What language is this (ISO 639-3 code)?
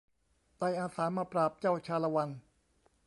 tha